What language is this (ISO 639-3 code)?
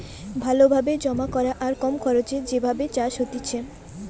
ben